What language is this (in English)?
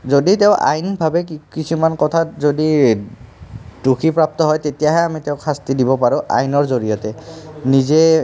Assamese